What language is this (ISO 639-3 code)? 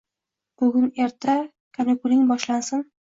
uzb